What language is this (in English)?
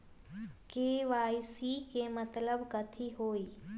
Magahi